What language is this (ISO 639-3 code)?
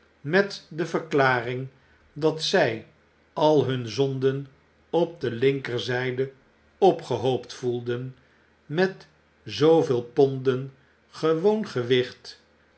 nld